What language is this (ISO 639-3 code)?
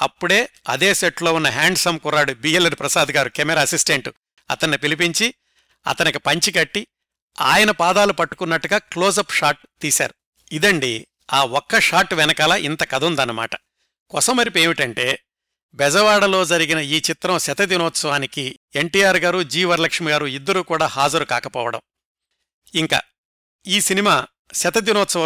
tel